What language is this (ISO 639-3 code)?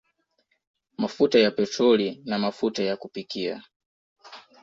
swa